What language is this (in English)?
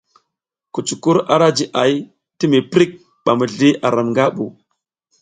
South Giziga